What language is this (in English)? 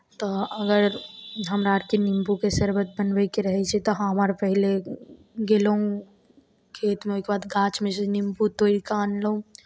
Maithili